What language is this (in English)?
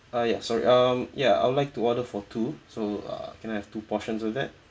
English